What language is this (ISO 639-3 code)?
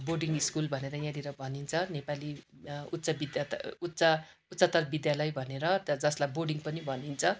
nep